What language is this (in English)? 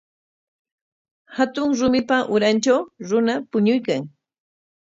Corongo Ancash Quechua